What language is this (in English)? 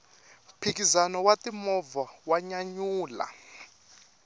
Tsonga